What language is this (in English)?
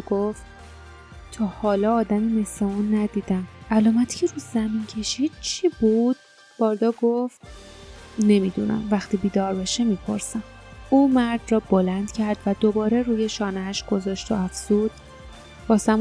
Persian